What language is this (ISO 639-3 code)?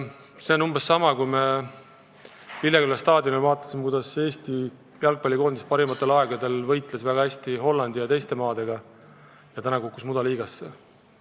est